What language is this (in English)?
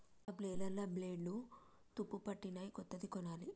Telugu